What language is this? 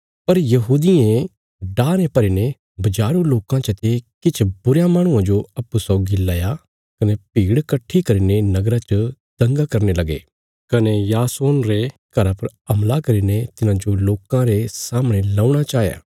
Bilaspuri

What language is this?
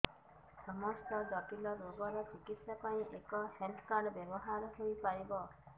Odia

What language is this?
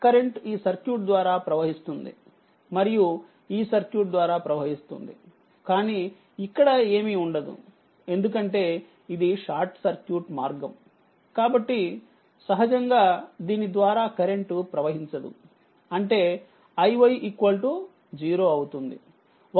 Telugu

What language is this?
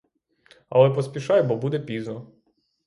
Ukrainian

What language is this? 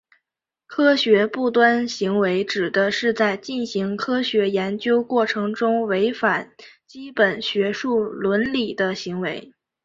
Chinese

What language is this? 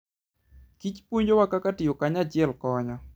Luo (Kenya and Tanzania)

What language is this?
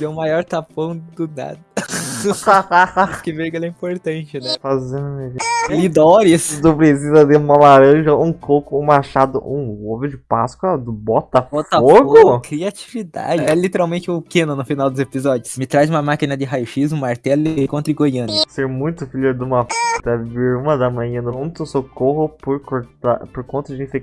Portuguese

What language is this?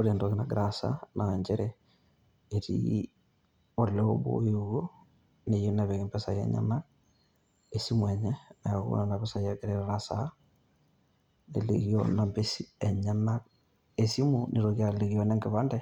Masai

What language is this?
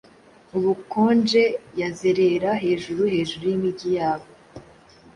Kinyarwanda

